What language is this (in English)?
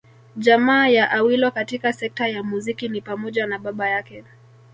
Swahili